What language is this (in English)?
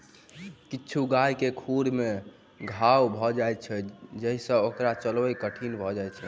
Maithili